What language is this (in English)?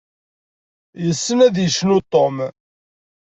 Kabyle